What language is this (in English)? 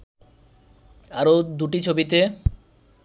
Bangla